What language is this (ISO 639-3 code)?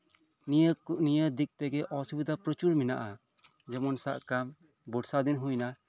sat